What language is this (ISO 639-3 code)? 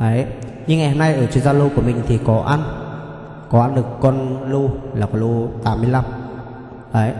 vie